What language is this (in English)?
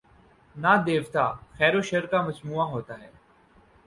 Urdu